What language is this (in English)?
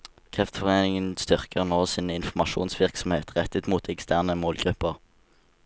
Norwegian